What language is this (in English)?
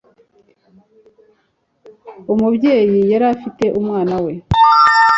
Kinyarwanda